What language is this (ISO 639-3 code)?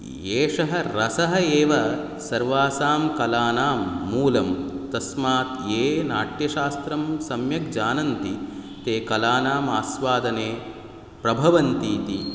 san